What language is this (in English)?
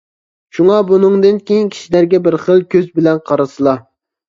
Uyghur